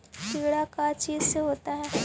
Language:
Magahi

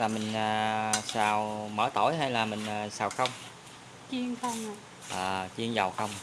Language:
Vietnamese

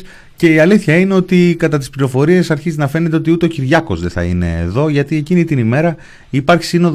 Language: Greek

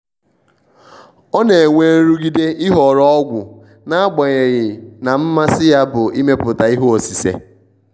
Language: Igbo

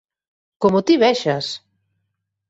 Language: Galician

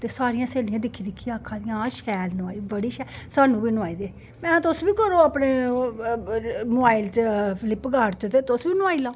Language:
Dogri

